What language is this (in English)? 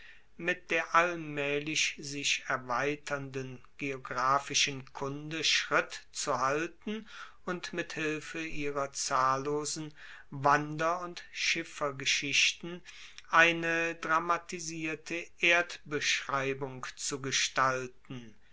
German